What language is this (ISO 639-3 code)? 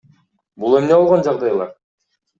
kir